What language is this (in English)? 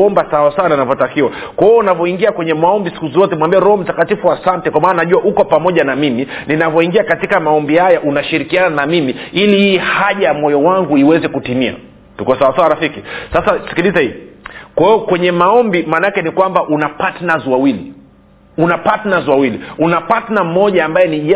Swahili